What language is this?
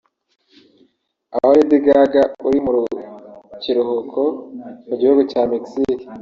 Kinyarwanda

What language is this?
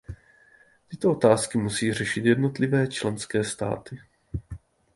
Czech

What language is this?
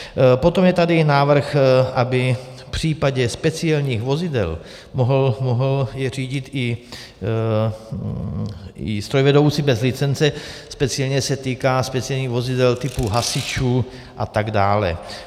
Czech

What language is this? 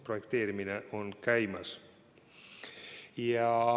Estonian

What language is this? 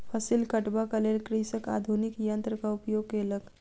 Maithili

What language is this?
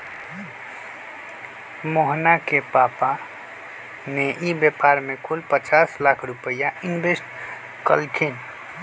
Magahi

